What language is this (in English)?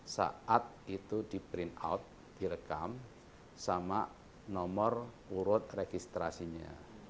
Indonesian